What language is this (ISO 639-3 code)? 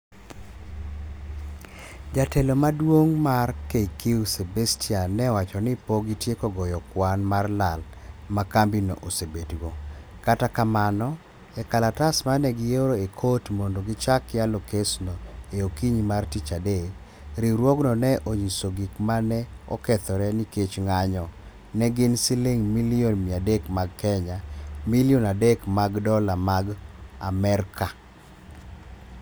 luo